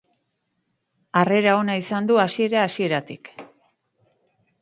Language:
Basque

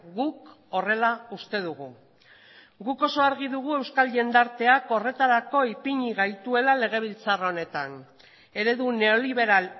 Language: Basque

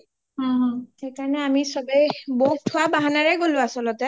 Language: Assamese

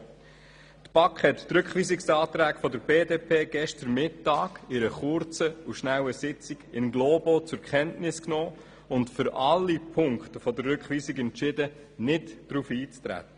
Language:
Swiss German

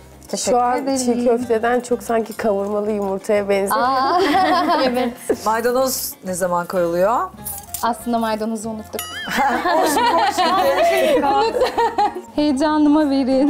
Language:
Turkish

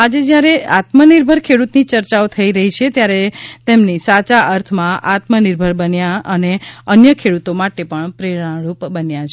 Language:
Gujarati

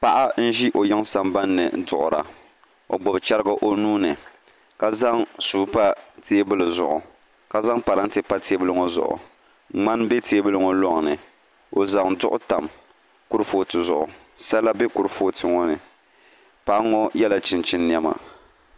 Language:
Dagbani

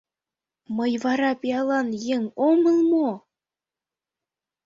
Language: Mari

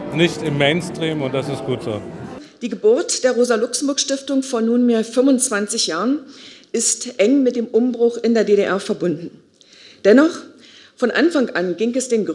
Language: German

